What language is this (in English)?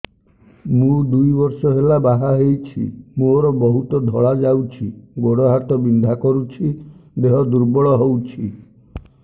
Odia